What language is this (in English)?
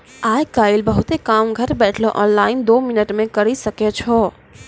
Maithili